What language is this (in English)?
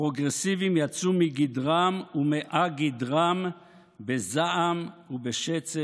Hebrew